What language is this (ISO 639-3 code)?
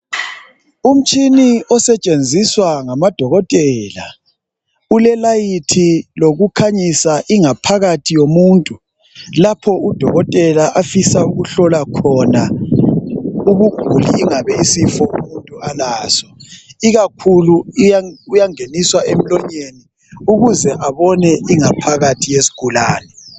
nde